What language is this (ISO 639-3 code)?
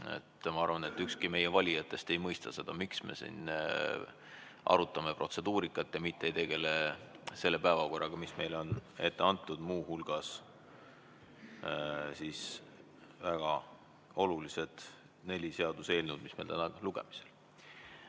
est